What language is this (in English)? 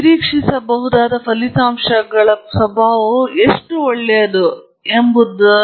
Kannada